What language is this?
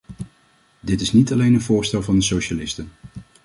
Dutch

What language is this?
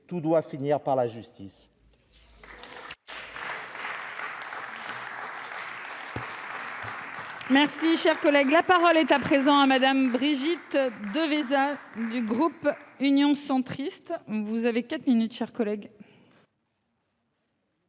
French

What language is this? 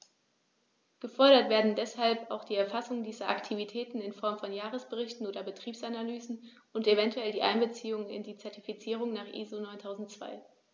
German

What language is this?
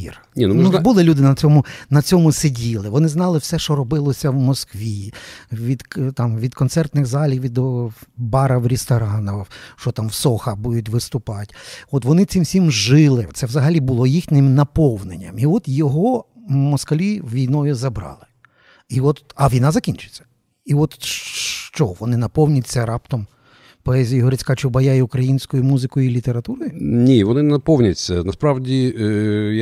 Ukrainian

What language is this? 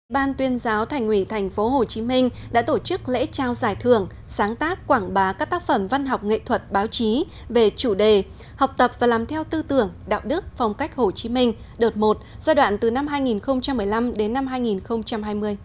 Vietnamese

